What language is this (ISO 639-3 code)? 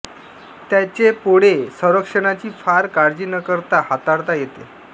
mar